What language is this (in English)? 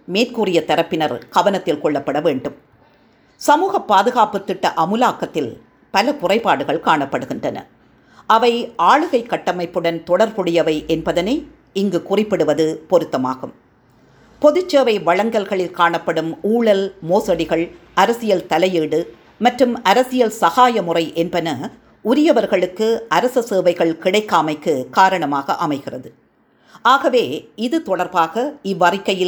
Tamil